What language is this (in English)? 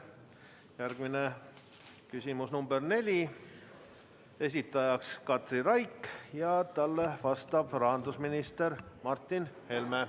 Estonian